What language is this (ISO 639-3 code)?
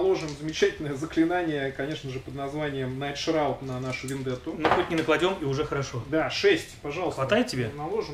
rus